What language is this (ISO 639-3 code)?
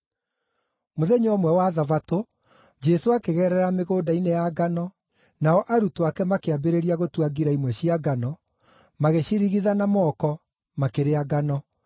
kik